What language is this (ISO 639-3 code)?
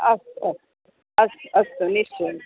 san